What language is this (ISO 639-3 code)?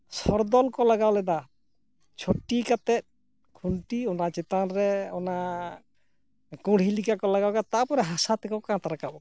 sat